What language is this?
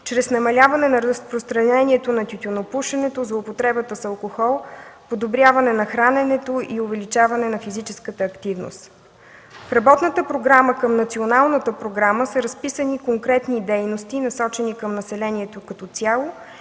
Bulgarian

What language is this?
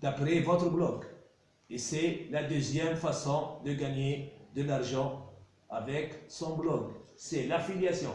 French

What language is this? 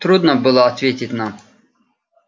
Russian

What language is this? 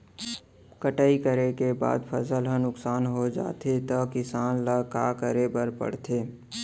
Chhattisgarhi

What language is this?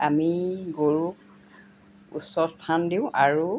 Assamese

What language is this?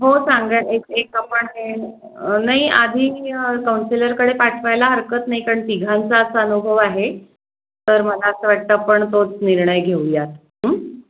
Marathi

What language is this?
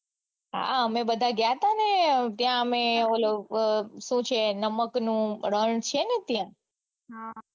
Gujarati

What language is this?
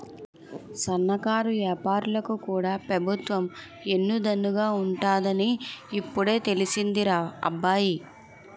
Telugu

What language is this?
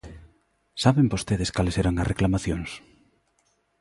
Galician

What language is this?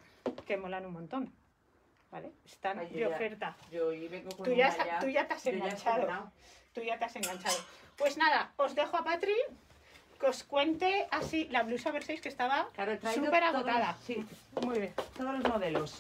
Spanish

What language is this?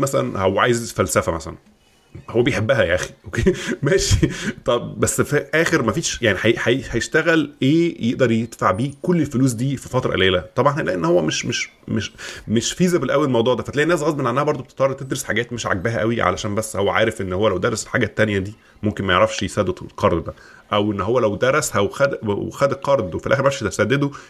Arabic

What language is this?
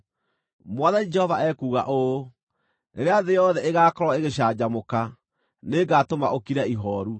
Kikuyu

